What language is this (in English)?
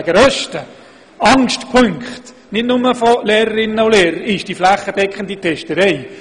Swiss German